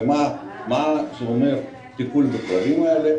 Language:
Hebrew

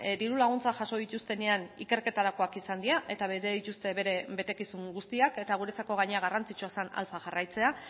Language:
Basque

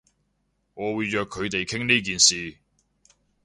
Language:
Cantonese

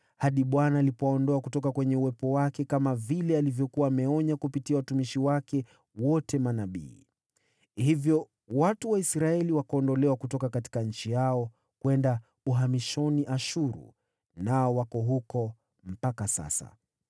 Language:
Swahili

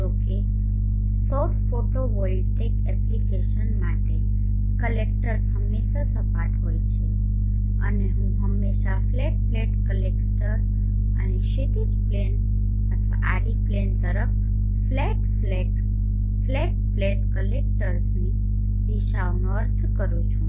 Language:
Gujarati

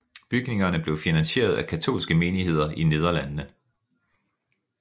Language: Danish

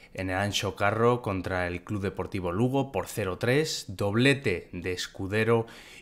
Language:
Spanish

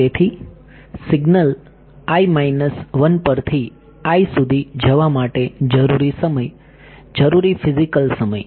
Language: Gujarati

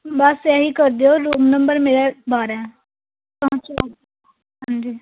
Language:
Punjabi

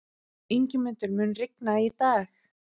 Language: Icelandic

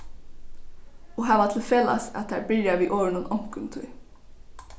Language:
Faroese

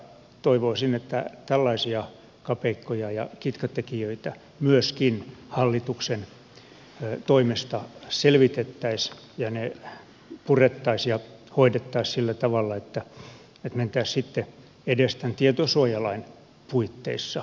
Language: Finnish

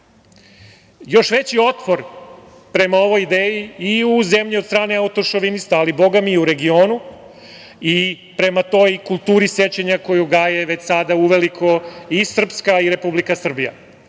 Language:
Serbian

